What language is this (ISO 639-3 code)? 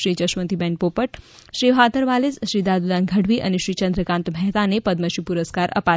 guj